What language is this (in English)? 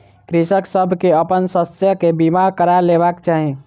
Maithili